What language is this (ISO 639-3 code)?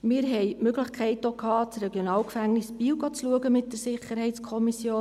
gsw